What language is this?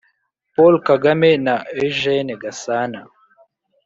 Kinyarwanda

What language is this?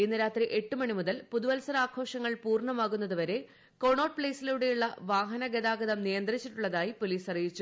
Malayalam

